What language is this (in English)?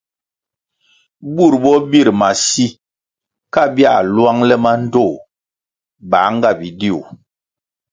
Kwasio